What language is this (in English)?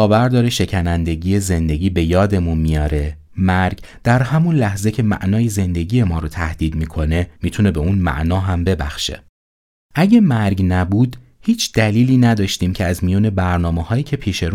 Persian